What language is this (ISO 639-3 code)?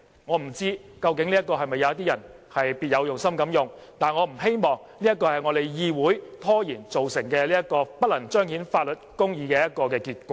yue